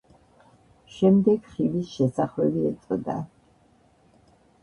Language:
Georgian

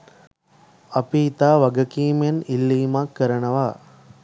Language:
Sinhala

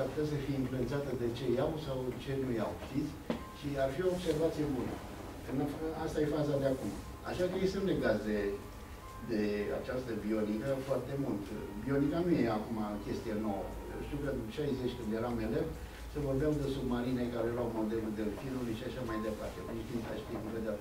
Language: Romanian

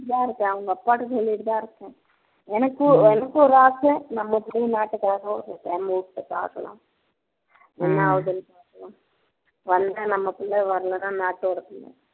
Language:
Tamil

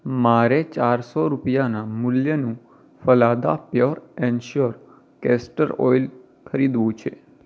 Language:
Gujarati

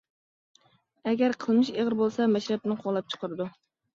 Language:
Uyghur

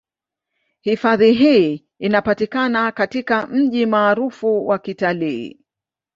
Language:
Swahili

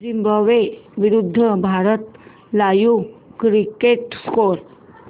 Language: Marathi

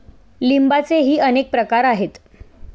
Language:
Marathi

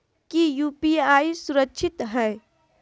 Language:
Magahi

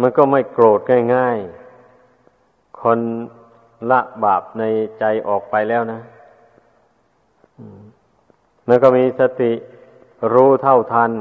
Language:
Thai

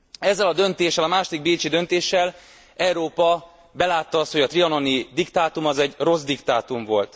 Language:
Hungarian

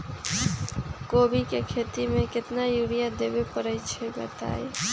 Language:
Magahi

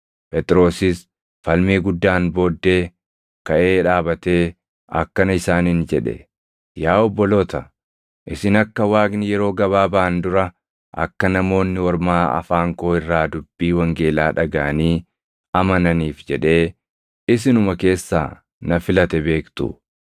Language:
Oromo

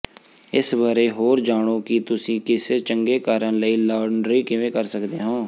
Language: Punjabi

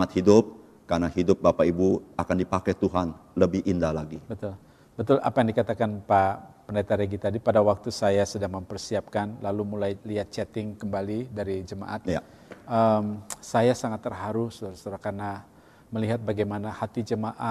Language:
Indonesian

